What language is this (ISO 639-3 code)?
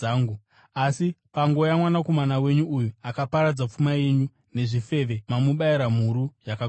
sna